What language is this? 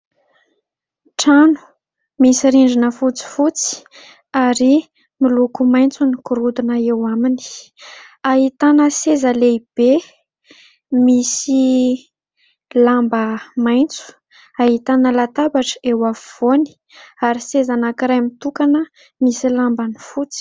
Malagasy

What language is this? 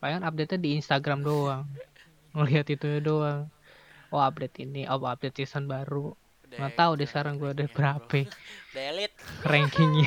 Indonesian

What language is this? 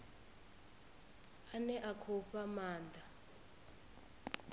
Venda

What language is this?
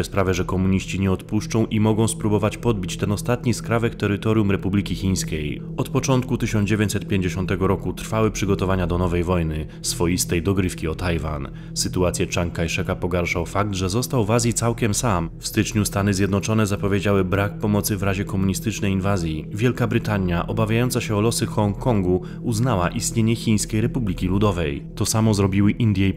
Polish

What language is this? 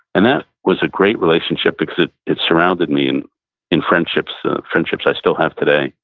English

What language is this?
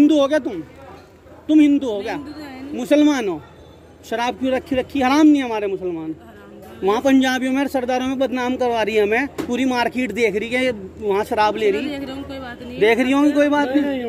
Hindi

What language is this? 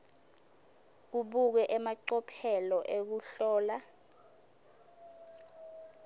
Swati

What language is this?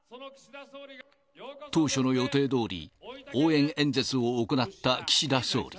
Japanese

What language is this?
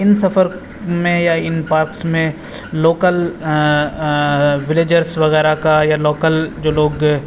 Urdu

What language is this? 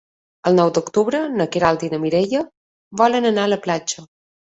Catalan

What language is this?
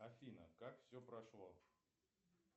Russian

